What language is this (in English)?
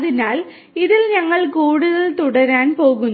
Malayalam